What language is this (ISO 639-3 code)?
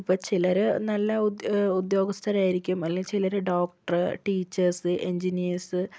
mal